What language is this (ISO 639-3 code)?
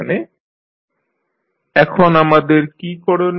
ben